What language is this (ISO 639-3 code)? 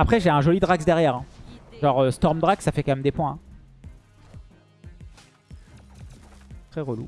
fra